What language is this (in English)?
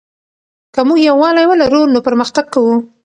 Pashto